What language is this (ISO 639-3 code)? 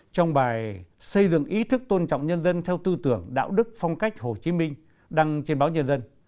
vie